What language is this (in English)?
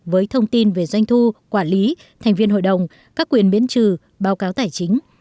Vietnamese